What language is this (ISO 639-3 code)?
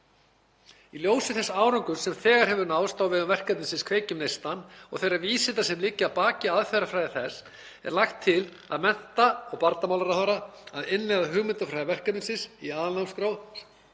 isl